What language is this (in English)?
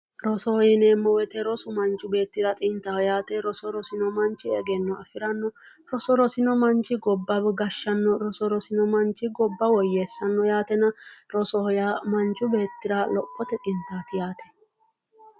Sidamo